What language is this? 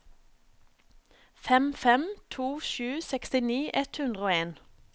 Norwegian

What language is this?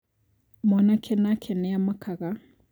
Kikuyu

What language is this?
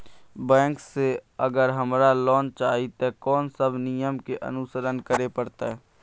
Maithili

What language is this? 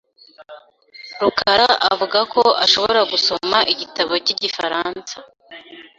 Kinyarwanda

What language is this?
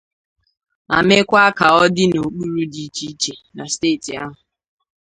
Igbo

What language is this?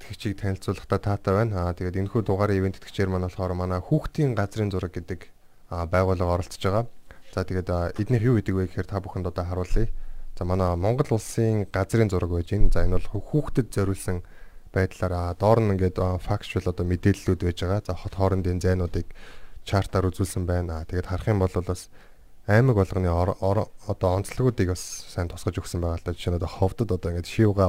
Korean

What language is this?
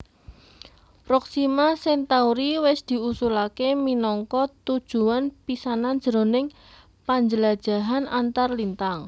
Javanese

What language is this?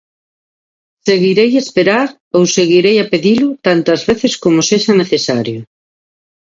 Galician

